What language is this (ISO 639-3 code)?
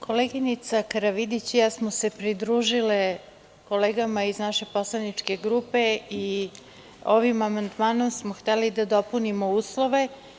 srp